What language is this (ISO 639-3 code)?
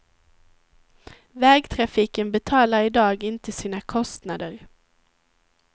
swe